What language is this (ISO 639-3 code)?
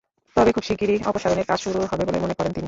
ben